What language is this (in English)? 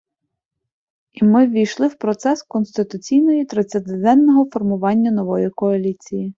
Ukrainian